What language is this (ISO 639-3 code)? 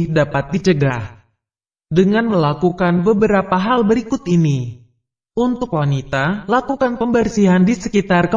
ind